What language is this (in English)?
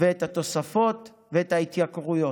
Hebrew